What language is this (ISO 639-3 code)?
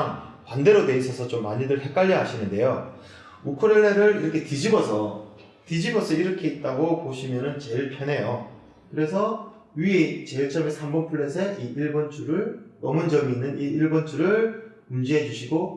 kor